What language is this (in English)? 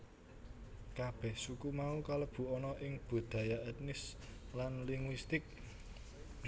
Javanese